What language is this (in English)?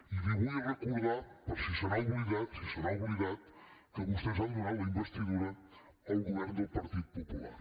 Catalan